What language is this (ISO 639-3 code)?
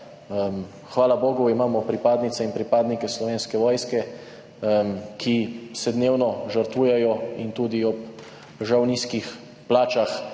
slv